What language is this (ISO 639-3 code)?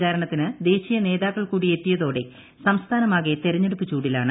mal